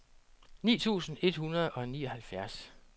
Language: Danish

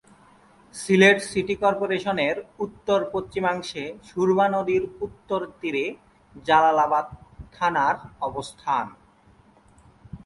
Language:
Bangla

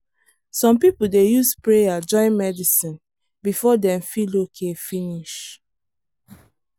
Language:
Nigerian Pidgin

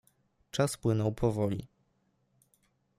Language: Polish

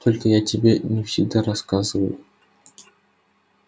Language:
Russian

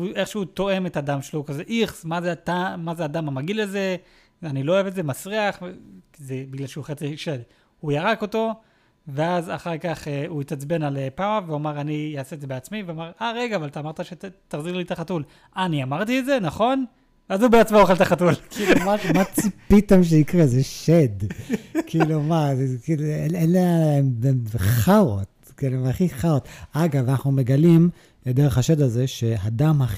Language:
Hebrew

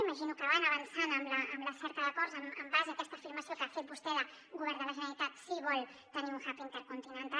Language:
Catalan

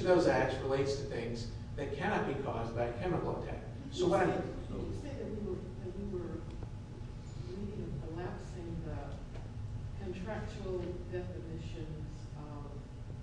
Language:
English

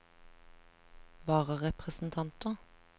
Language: Norwegian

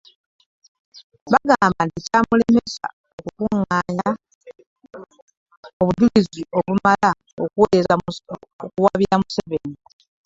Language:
Ganda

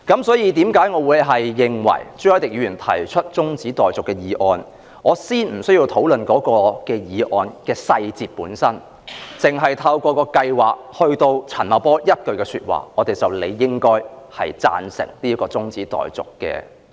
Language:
Cantonese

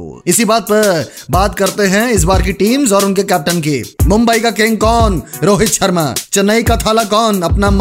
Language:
Hindi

